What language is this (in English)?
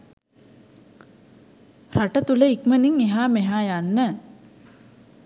Sinhala